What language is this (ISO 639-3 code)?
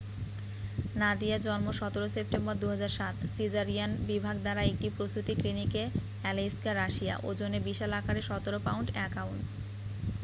ben